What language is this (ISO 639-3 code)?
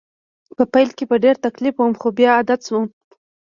pus